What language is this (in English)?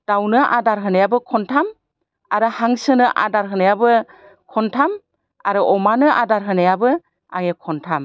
Bodo